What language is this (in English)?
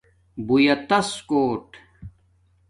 Domaaki